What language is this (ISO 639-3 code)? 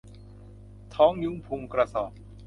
tha